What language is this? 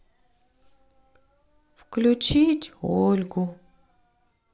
Russian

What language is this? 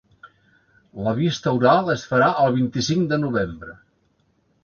Catalan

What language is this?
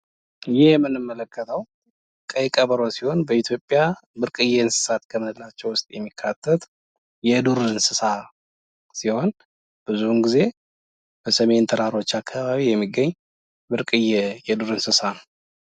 Amharic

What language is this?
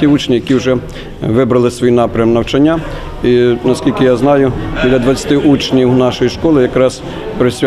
Russian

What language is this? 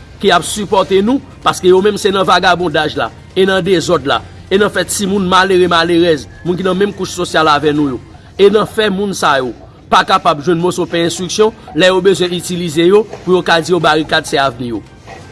French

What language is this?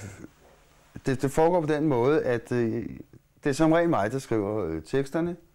Danish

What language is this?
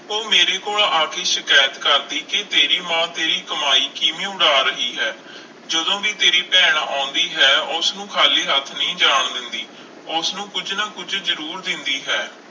Punjabi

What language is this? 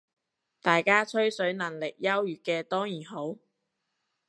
Cantonese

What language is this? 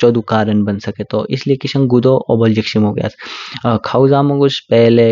Kinnauri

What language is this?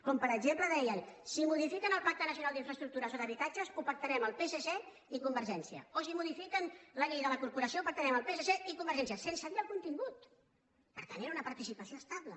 Catalan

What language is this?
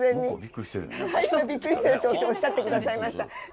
Japanese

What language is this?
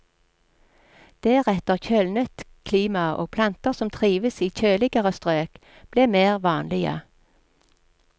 Norwegian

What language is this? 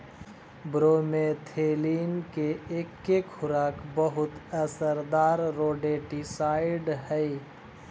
Magahi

